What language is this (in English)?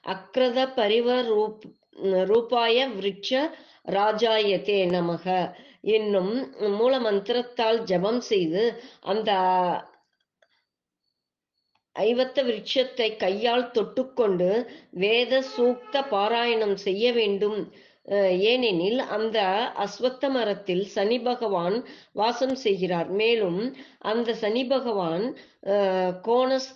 Tamil